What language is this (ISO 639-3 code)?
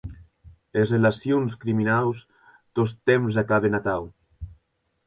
oci